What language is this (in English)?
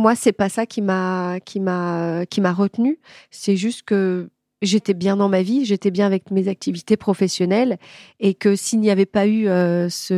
French